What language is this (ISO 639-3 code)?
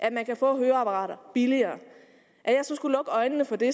dan